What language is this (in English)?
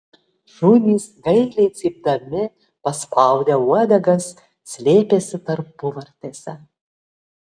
Lithuanian